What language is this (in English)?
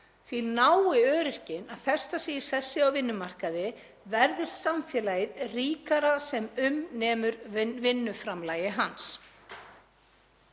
Icelandic